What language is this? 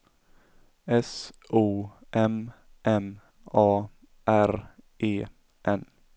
Swedish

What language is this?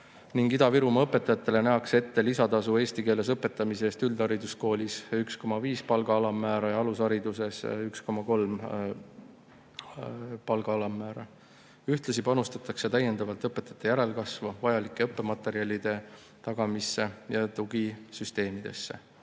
Estonian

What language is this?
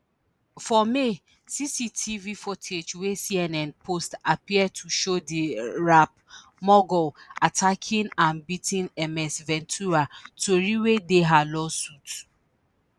Nigerian Pidgin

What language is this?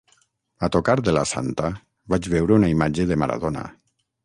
Catalan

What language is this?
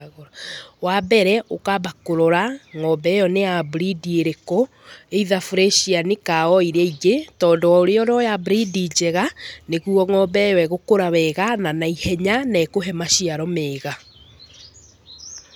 Kikuyu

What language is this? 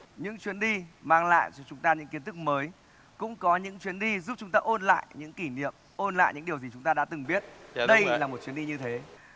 Vietnamese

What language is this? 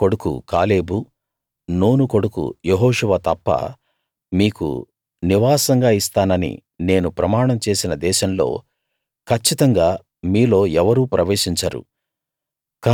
Telugu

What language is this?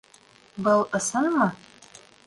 Bashkir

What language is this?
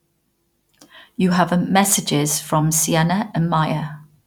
English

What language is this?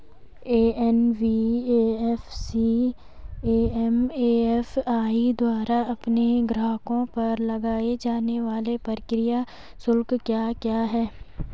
Hindi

